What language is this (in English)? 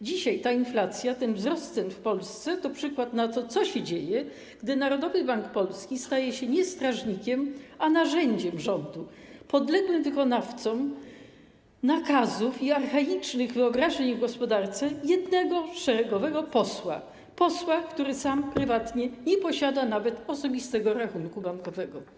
Polish